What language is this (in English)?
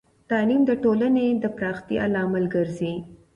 Pashto